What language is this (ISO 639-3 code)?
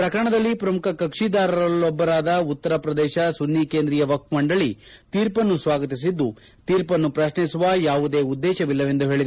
kan